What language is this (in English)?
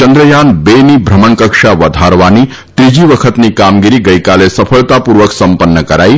Gujarati